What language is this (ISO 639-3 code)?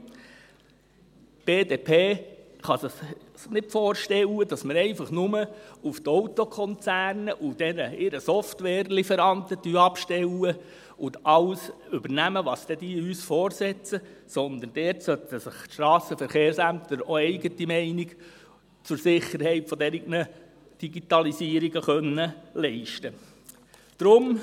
gsw